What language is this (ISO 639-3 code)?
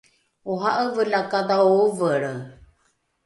dru